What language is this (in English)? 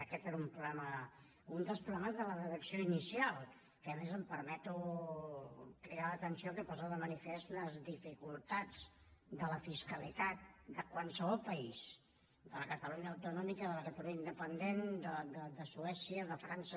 Catalan